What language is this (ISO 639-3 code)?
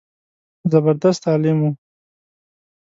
pus